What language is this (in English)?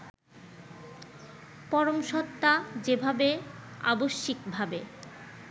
Bangla